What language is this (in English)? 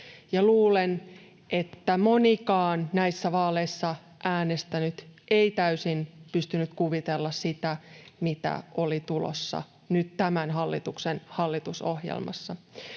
Finnish